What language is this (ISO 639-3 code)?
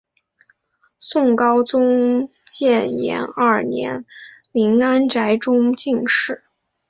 zho